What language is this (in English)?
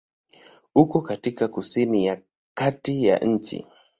Swahili